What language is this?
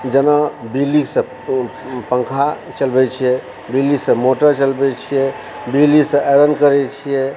Maithili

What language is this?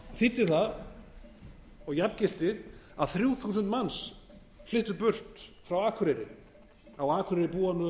Icelandic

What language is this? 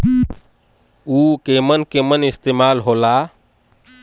Bhojpuri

